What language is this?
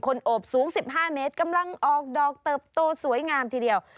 Thai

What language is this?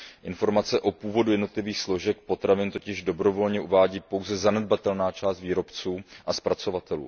Czech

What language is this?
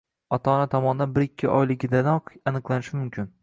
Uzbek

